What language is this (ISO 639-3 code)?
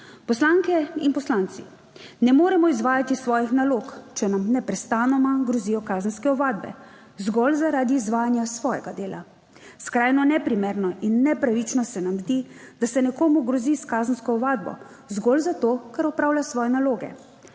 slv